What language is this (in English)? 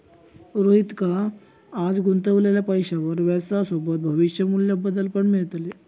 Marathi